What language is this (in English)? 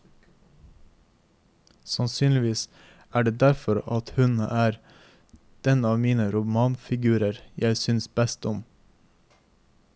Norwegian